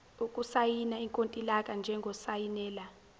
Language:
Zulu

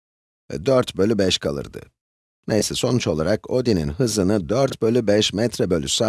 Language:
Turkish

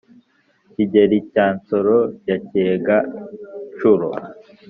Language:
Kinyarwanda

